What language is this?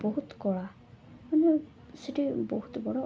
Odia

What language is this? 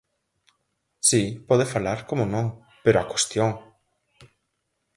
Galician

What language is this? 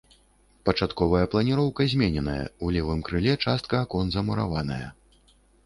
Belarusian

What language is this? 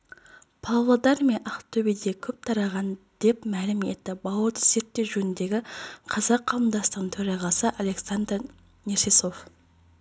Kazakh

